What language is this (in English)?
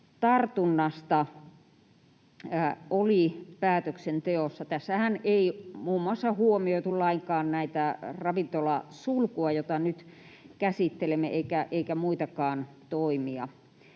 Finnish